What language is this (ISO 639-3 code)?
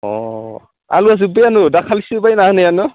brx